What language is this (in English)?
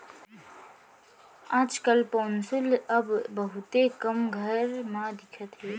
Chhattisgarhi